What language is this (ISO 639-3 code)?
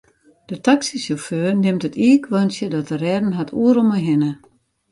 fry